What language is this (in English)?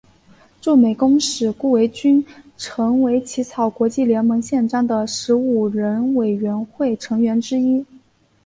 Chinese